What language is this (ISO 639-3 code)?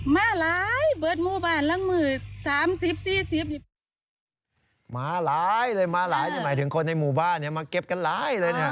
tha